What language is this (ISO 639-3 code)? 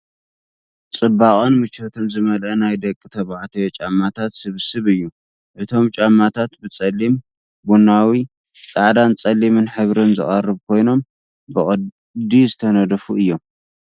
tir